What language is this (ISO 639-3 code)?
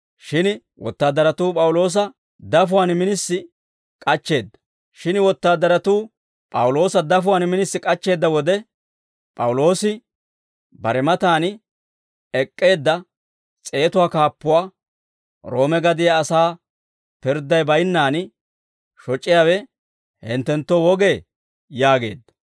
dwr